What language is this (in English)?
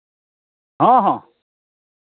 Santali